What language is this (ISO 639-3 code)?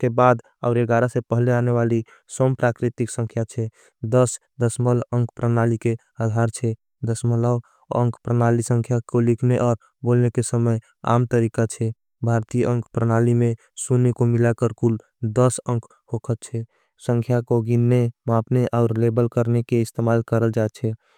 anp